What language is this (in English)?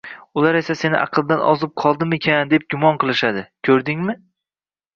Uzbek